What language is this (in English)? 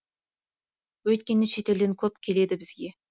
Kazakh